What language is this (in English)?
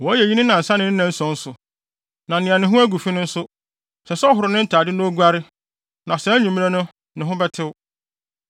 Akan